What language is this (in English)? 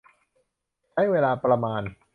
Thai